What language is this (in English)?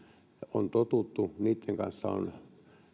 Finnish